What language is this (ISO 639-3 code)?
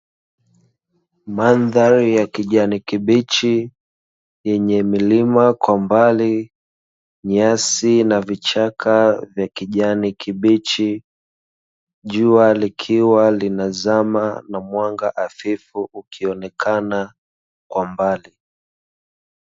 swa